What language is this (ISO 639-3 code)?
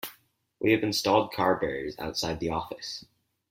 eng